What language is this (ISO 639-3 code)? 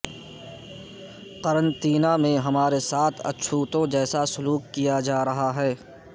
urd